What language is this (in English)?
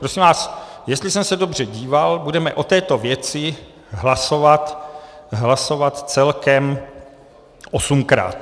Czech